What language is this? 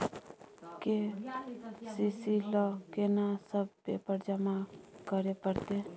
Maithili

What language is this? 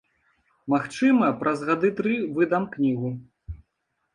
Belarusian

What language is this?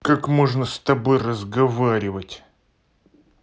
Russian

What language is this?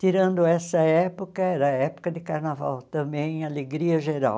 Portuguese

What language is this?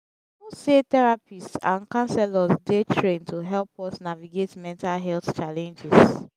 Nigerian Pidgin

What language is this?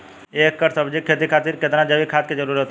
Bhojpuri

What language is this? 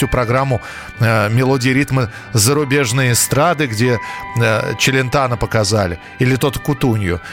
Russian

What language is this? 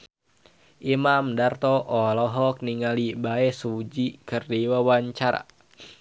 Sundanese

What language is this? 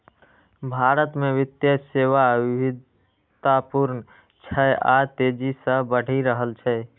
Maithili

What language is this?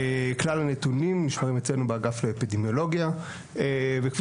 Hebrew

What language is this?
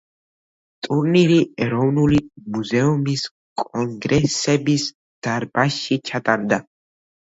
Georgian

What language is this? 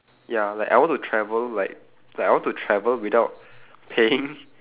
English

